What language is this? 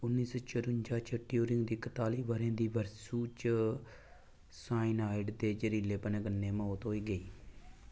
Dogri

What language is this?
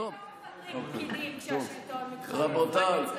Hebrew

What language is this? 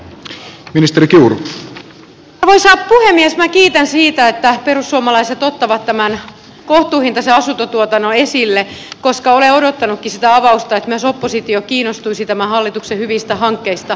Finnish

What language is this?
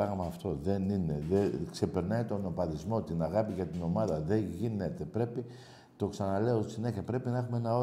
Greek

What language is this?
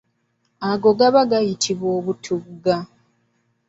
Ganda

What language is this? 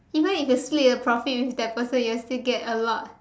English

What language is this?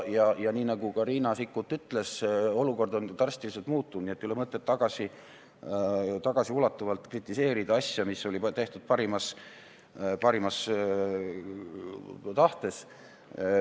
Estonian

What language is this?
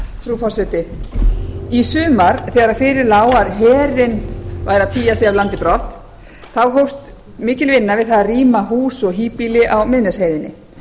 Icelandic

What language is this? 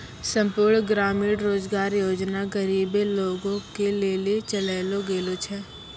Maithili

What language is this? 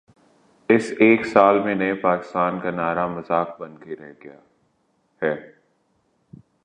Urdu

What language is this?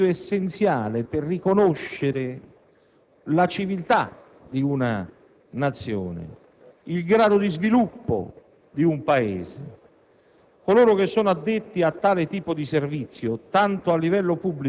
Italian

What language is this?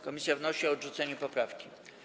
Polish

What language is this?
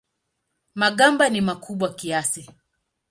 Swahili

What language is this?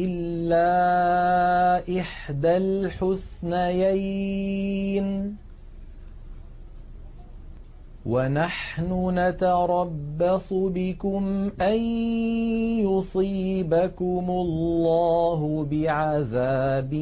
Arabic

